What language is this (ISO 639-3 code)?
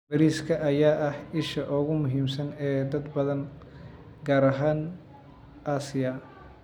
som